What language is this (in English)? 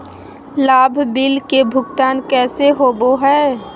Magahi